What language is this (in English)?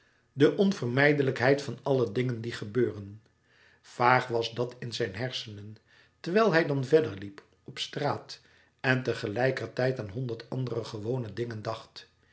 Dutch